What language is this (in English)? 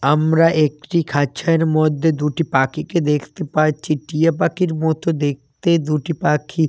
Bangla